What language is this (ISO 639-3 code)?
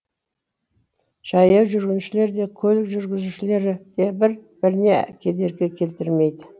kaz